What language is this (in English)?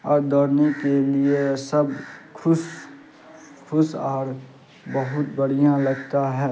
Urdu